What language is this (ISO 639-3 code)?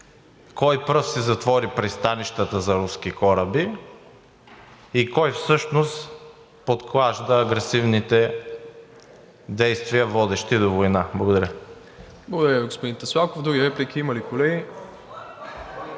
bul